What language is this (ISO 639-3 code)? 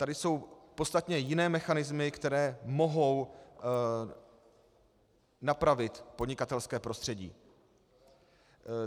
ces